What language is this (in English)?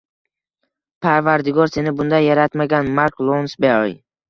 Uzbek